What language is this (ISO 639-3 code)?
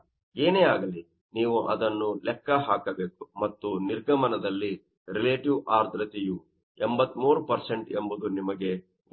kan